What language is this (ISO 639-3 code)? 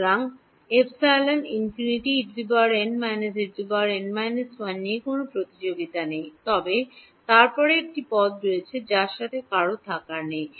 ben